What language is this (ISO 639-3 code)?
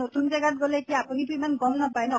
asm